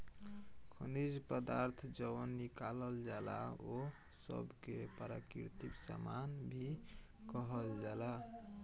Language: Bhojpuri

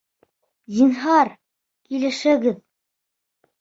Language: Bashkir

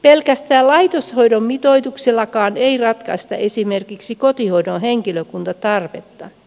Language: Finnish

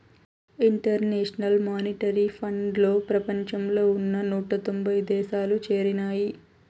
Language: Telugu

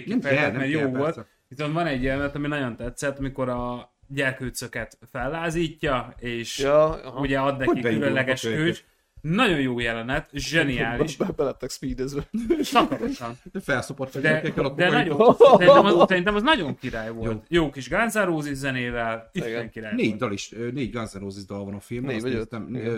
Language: Hungarian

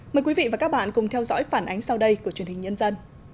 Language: Vietnamese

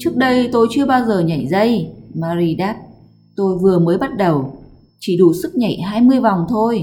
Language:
Vietnamese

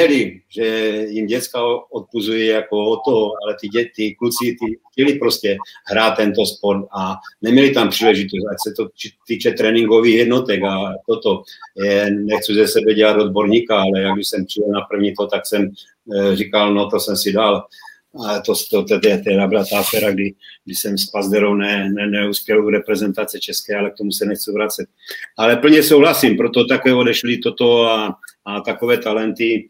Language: Czech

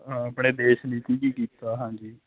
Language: Punjabi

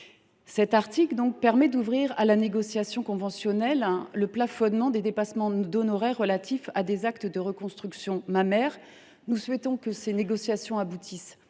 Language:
French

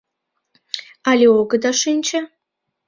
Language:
Mari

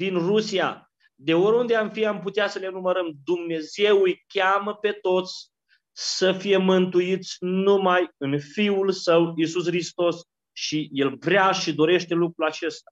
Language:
Romanian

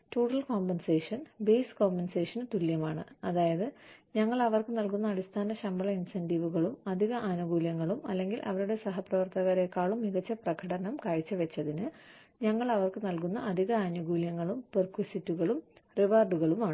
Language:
Malayalam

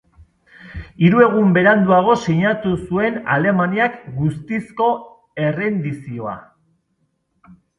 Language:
Basque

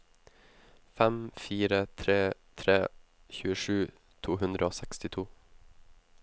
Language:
Norwegian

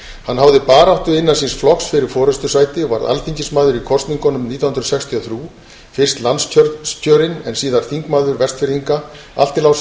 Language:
Icelandic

